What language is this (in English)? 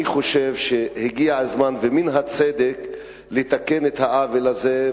Hebrew